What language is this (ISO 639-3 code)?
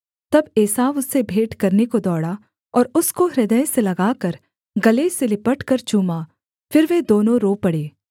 hin